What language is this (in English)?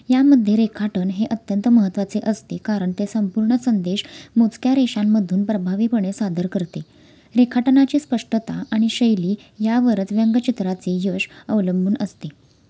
Marathi